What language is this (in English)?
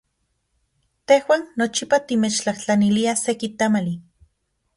Central Puebla Nahuatl